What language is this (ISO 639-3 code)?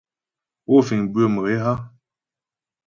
bbj